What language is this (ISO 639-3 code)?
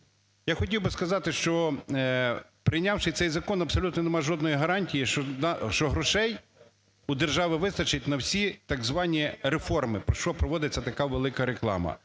ukr